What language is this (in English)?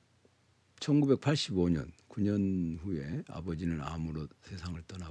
Korean